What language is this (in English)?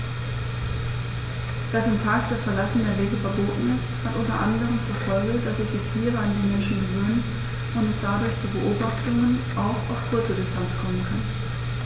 German